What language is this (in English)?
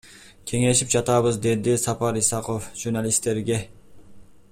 Kyrgyz